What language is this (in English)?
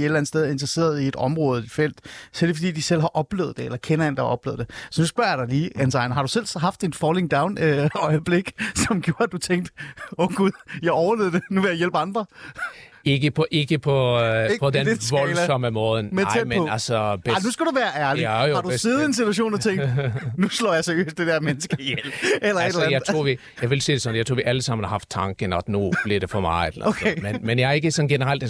Danish